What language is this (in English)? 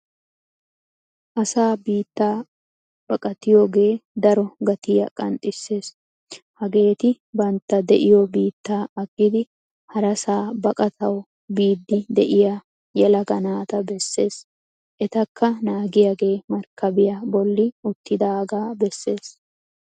Wolaytta